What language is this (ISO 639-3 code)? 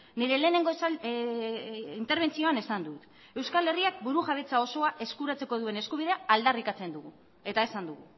eus